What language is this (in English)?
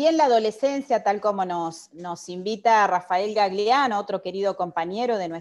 Spanish